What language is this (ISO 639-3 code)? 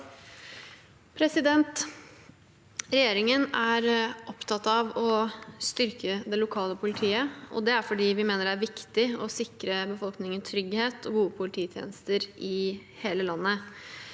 nor